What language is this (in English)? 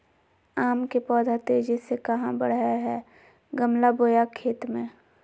Magahi